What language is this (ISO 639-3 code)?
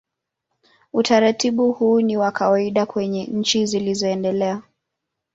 swa